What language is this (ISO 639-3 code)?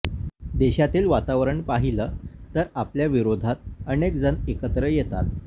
mar